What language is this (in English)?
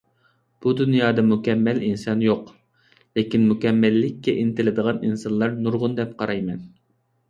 Uyghur